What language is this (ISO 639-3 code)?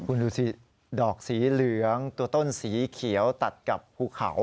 tha